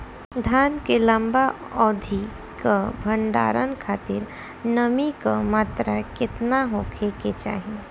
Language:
Bhojpuri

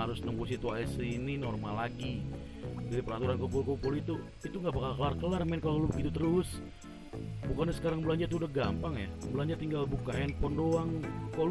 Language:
Indonesian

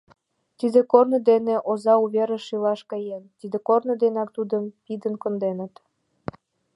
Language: Mari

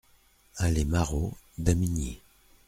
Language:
French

